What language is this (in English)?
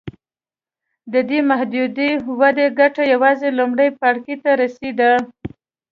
Pashto